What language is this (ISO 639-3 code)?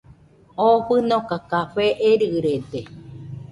hux